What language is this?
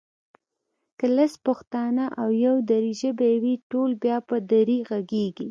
Pashto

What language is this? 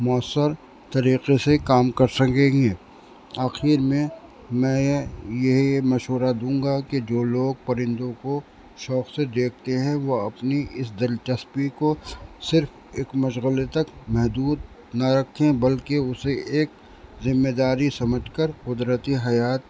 Urdu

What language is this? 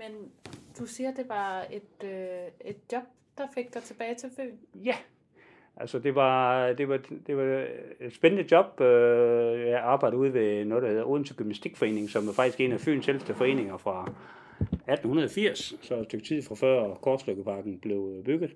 Danish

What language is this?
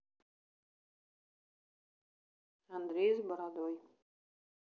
Russian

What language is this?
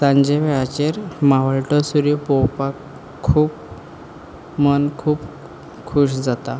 Konkani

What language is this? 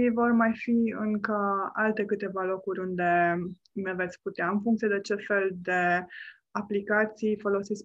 Romanian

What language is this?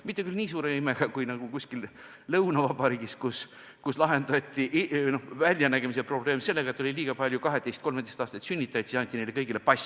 Estonian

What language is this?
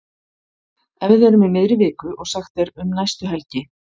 Icelandic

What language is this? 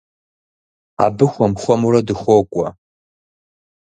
Kabardian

